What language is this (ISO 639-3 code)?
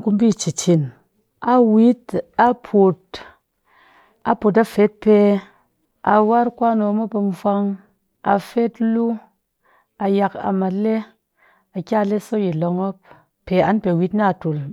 cky